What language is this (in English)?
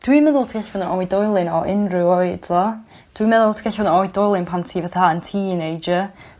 Welsh